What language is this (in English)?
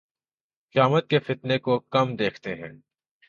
Urdu